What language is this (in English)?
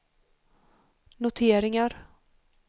Swedish